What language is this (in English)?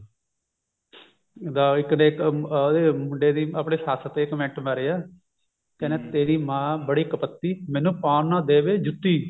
Punjabi